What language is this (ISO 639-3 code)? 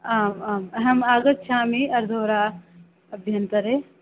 san